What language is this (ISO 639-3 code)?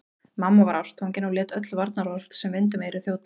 isl